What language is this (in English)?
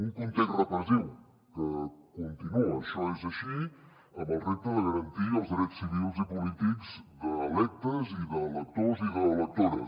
Catalan